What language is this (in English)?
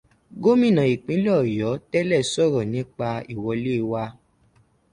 Yoruba